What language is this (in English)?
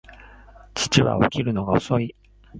Japanese